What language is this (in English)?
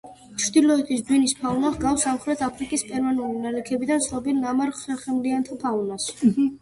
Georgian